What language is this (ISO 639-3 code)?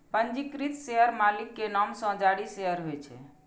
mai